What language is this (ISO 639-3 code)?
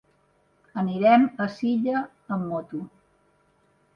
cat